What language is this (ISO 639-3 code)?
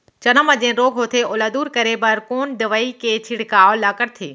hne